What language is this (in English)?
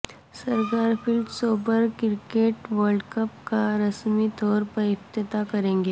Urdu